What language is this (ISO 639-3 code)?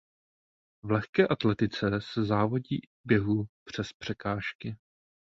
ces